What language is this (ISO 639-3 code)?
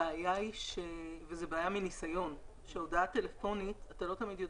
heb